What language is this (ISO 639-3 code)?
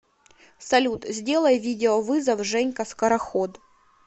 rus